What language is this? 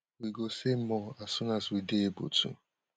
Nigerian Pidgin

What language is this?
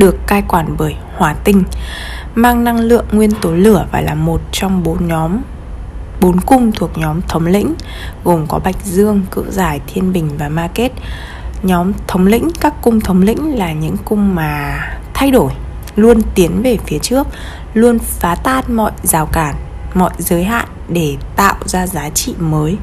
Vietnamese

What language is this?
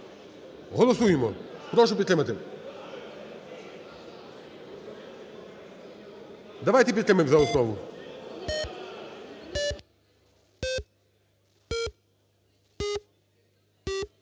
Ukrainian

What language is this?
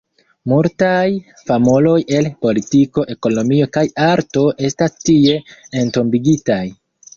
Esperanto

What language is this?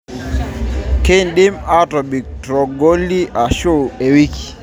Masai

